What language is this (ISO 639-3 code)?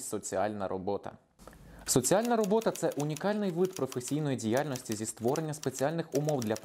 ukr